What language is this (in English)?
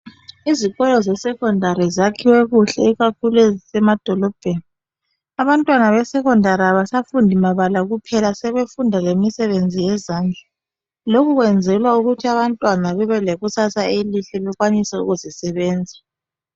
North Ndebele